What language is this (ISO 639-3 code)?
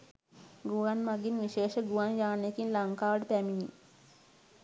sin